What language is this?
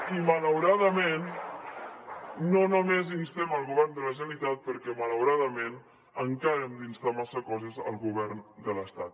Catalan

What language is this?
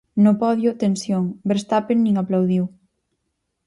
Galician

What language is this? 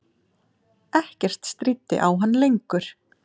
Icelandic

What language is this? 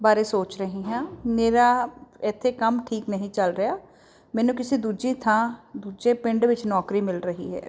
Punjabi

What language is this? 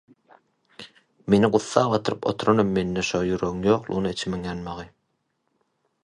Turkmen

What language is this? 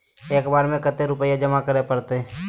Magahi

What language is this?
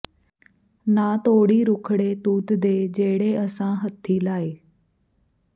Punjabi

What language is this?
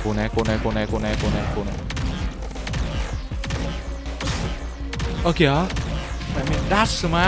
Vietnamese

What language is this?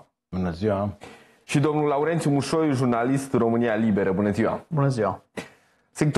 Romanian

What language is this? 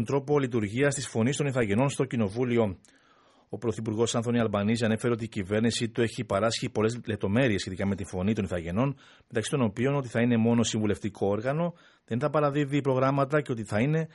Greek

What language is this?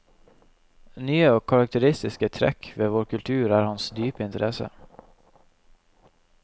Norwegian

